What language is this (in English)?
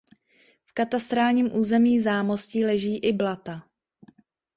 Czech